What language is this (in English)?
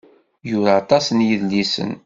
Kabyle